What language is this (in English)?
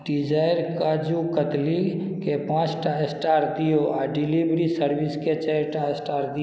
Maithili